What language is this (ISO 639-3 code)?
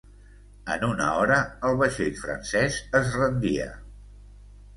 cat